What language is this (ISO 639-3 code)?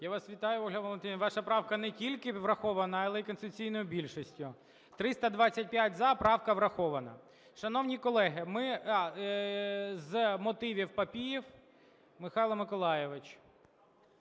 ukr